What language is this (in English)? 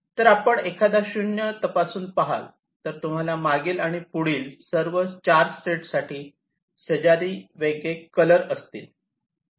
Marathi